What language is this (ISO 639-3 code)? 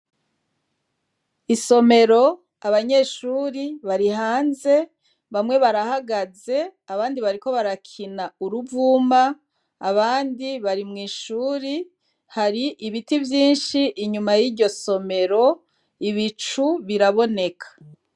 run